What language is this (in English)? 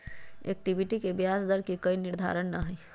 Magahi